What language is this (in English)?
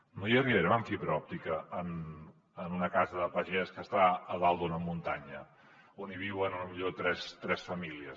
Catalan